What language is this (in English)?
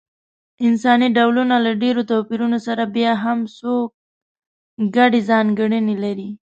Pashto